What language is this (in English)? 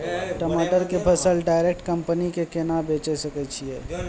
Maithili